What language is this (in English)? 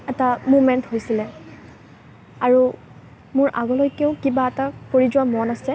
Assamese